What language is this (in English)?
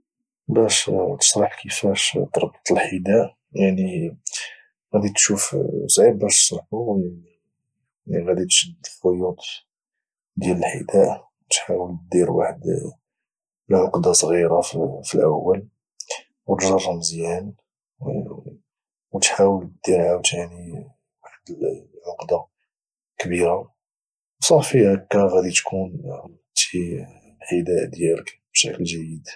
Moroccan Arabic